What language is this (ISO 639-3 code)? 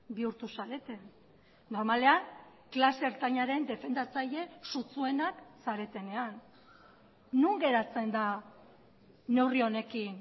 eus